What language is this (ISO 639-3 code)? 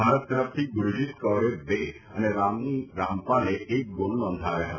guj